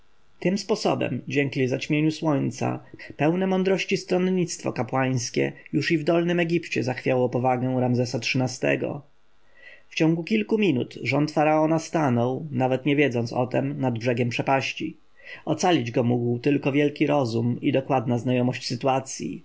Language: Polish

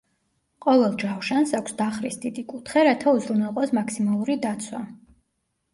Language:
Georgian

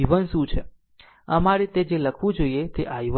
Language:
Gujarati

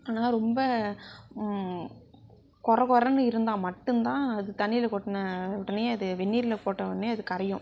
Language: Tamil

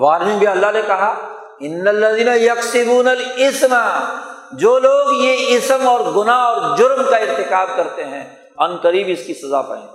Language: Urdu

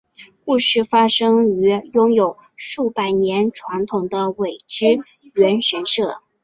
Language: Chinese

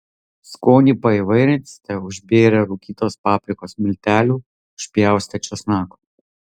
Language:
Lithuanian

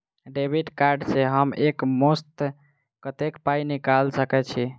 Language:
Maithili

